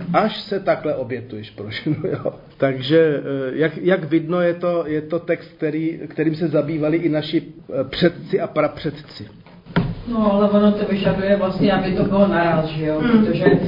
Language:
Czech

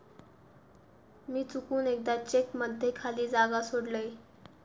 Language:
Marathi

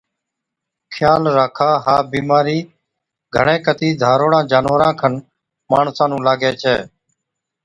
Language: Od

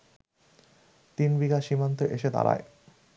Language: Bangla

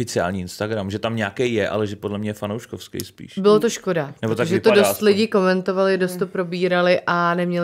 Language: Czech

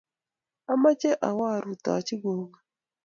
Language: Kalenjin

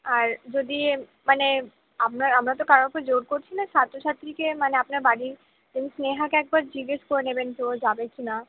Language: Bangla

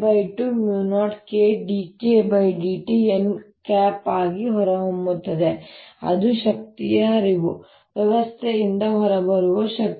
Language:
Kannada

